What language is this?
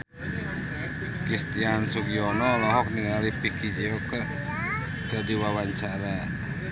Sundanese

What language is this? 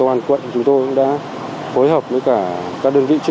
Vietnamese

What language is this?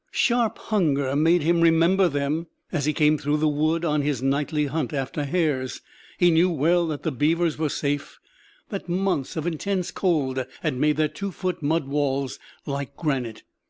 English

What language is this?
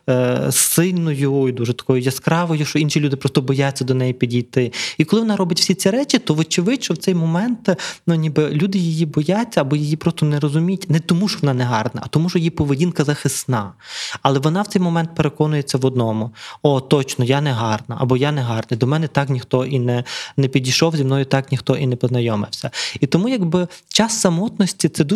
Ukrainian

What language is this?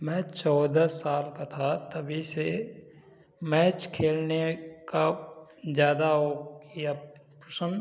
Hindi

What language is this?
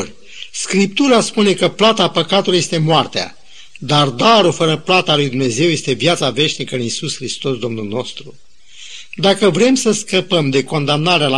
Romanian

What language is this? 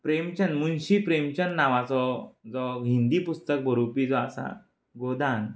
Konkani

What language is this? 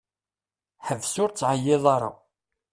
Kabyle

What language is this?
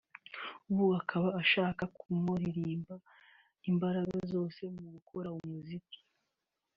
Kinyarwanda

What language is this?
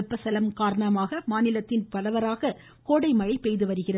Tamil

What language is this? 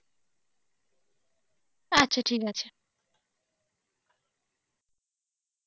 Bangla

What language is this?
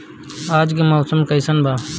Bhojpuri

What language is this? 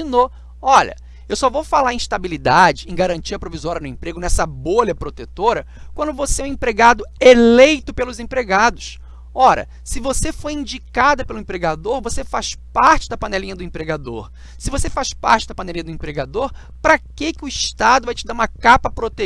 Portuguese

